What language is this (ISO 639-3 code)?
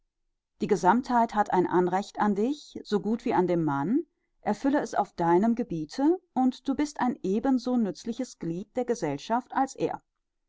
deu